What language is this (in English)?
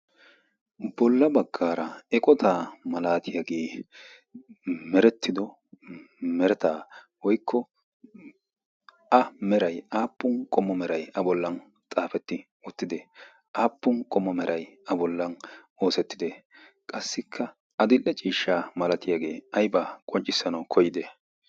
Wolaytta